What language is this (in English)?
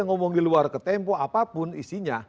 Indonesian